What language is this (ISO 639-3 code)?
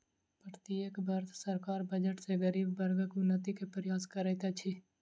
mai